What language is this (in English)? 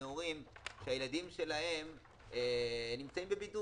Hebrew